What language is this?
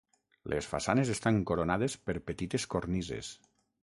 Catalan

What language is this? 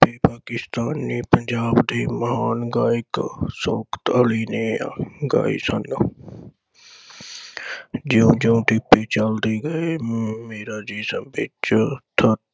Punjabi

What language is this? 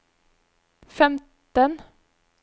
Norwegian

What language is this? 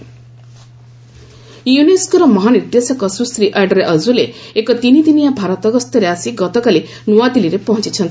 Odia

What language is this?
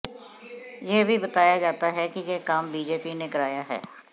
Hindi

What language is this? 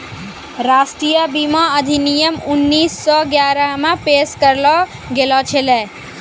Maithili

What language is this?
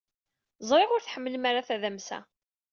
Kabyle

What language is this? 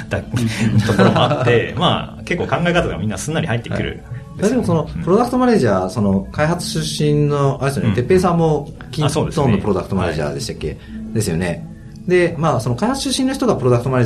Japanese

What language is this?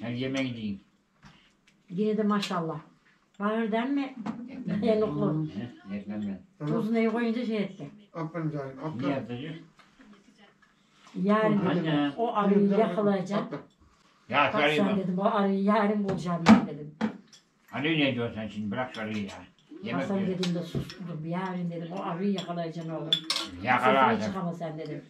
Turkish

